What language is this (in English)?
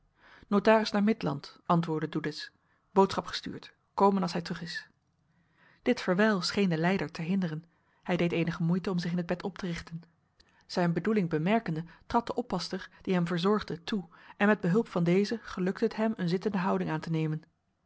Dutch